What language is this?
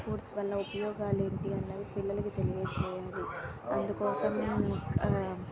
Telugu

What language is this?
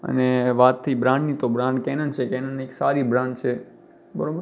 Gujarati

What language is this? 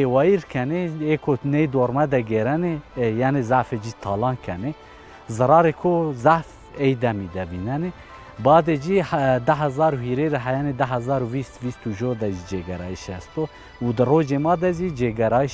Persian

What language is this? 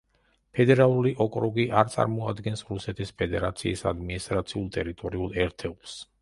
Georgian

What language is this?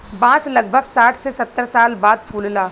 Bhojpuri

